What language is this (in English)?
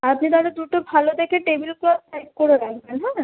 Bangla